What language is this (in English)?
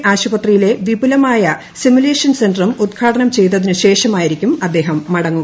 Malayalam